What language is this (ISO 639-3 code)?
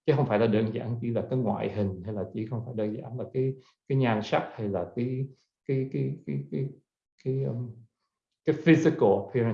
vie